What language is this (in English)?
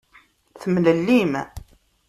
Kabyle